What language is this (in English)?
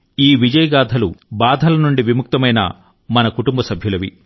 Telugu